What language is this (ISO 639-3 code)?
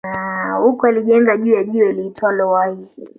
swa